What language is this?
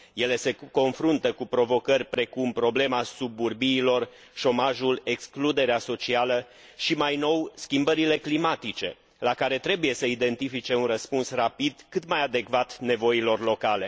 Romanian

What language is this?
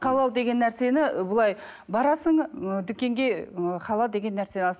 Kazakh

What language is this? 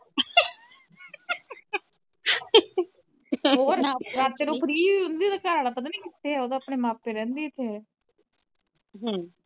Punjabi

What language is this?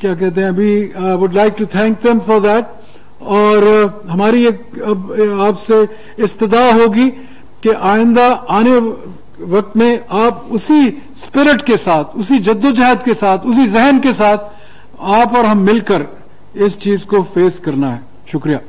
Hindi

